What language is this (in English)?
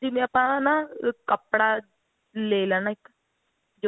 Punjabi